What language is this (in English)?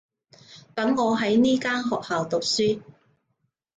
Cantonese